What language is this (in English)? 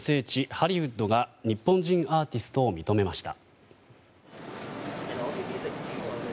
Japanese